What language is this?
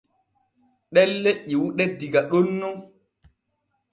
Borgu Fulfulde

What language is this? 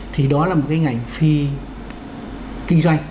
Vietnamese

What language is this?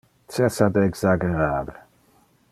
Interlingua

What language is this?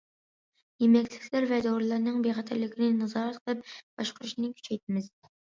Uyghur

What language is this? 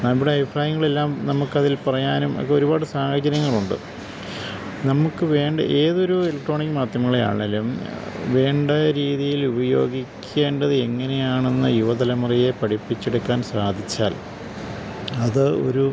Malayalam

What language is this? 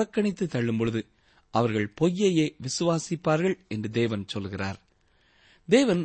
Tamil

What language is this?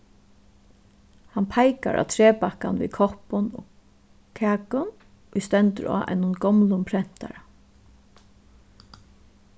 Faroese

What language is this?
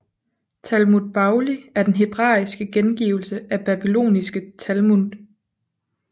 Danish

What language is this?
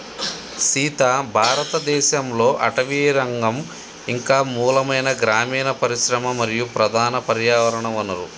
Telugu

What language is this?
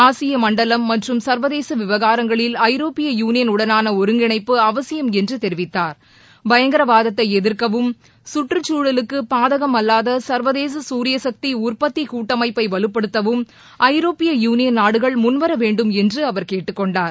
Tamil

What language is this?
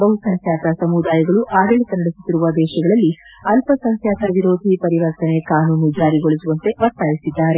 Kannada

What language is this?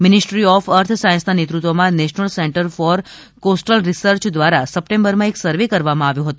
Gujarati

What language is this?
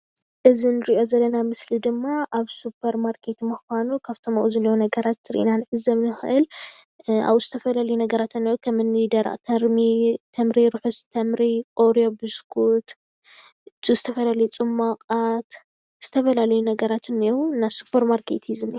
Tigrinya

